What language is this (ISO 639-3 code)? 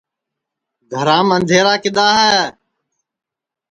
ssi